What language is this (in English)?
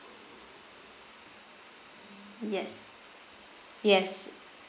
English